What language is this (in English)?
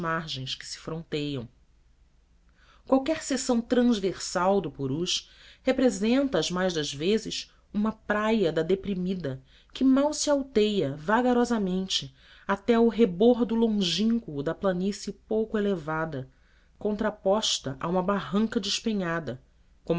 Portuguese